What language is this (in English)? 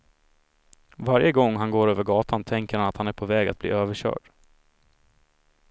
Swedish